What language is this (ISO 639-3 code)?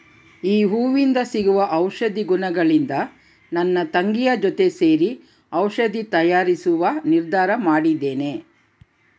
kan